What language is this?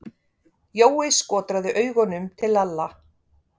Icelandic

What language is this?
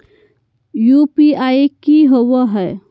Magahi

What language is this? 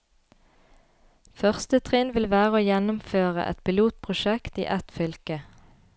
Norwegian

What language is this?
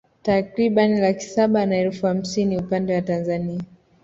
Swahili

